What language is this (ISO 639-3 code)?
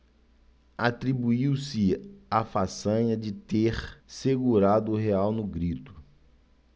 por